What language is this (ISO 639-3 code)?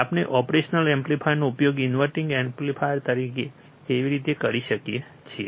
guj